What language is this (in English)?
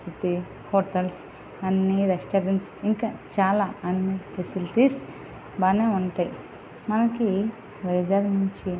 Telugu